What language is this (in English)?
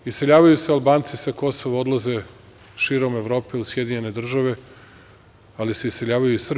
Serbian